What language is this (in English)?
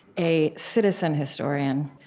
English